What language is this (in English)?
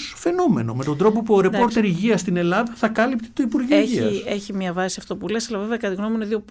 Greek